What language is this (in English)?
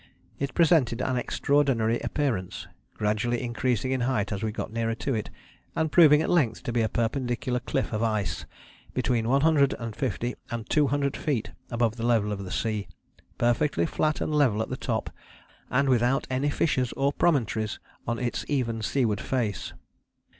English